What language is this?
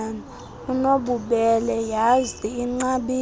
Xhosa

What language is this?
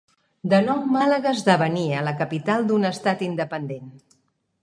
Catalan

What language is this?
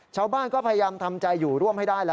Thai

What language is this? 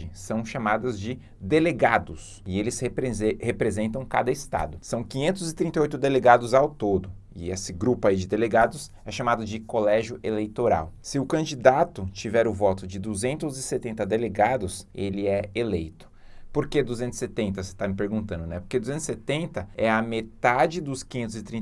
Portuguese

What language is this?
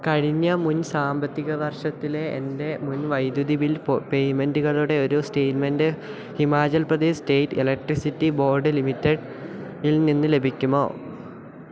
Malayalam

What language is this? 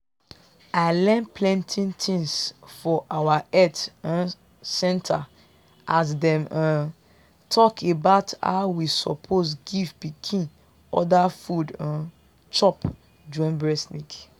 Nigerian Pidgin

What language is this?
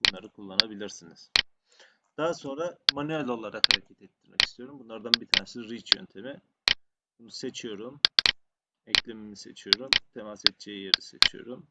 Turkish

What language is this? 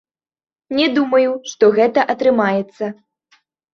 Belarusian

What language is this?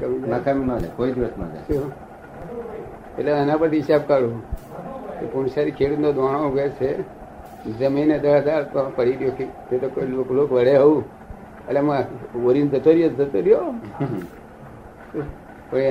Gujarati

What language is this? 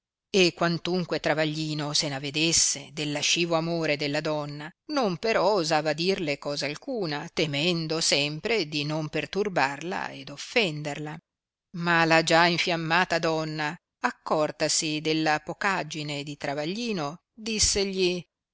Italian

